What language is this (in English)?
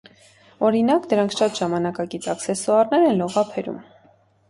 Armenian